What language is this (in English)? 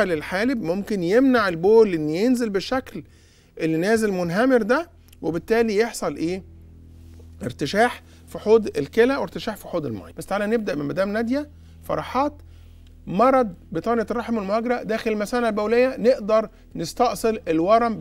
Arabic